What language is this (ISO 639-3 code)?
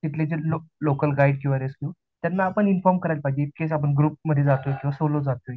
mar